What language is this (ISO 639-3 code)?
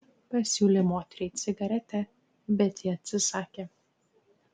lit